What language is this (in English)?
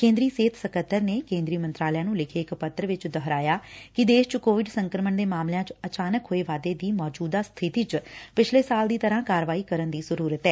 Punjabi